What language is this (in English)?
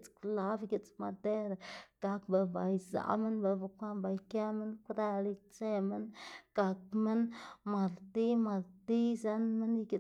Xanaguía Zapotec